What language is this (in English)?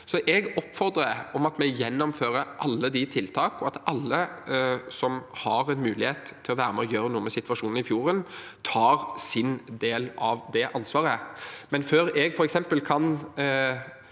Norwegian